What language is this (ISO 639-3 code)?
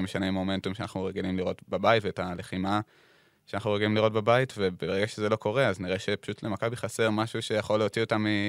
heb